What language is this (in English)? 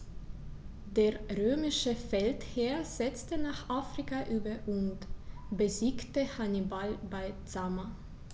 German